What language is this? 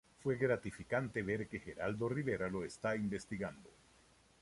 Spanish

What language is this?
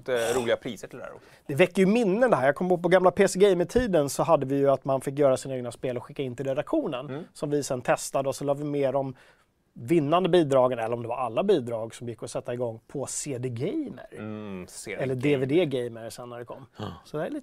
Swedish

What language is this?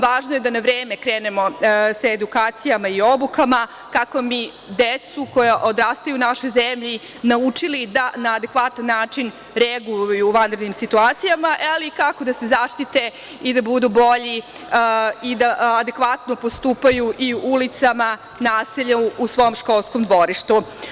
Serbian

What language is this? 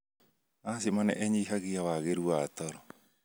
Kikuyu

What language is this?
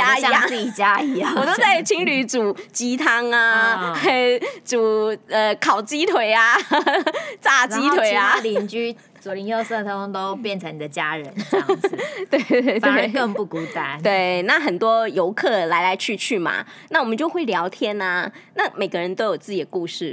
Chinese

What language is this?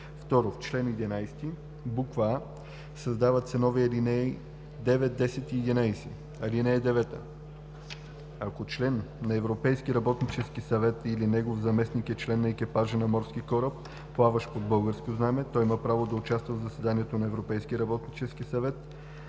Bulgarian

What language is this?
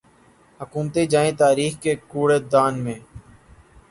Urdu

